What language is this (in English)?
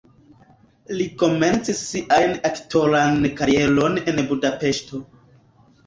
Esperanto